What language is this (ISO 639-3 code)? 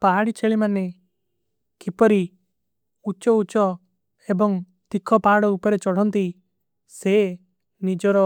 uki